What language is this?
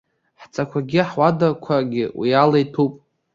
Abkhazian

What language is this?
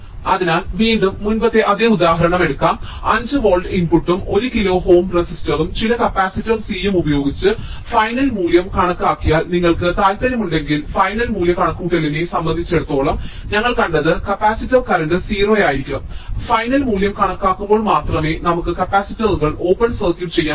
Malayalam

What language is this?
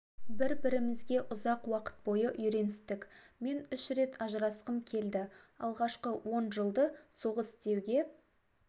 Kazakh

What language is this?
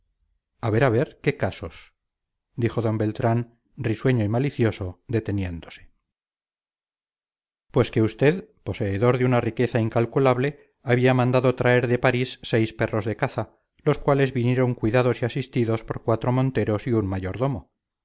Spanish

